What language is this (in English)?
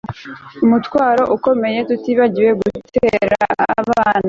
Kinyarwanda